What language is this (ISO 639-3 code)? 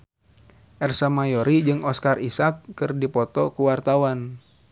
sun